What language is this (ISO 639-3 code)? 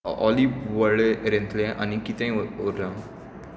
kok